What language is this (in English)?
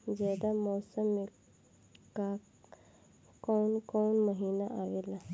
Bhojpuri